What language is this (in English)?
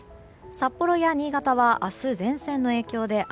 Japanese